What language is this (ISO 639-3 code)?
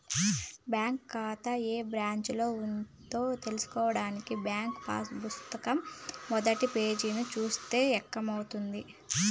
tel